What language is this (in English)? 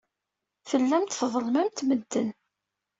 Kabyle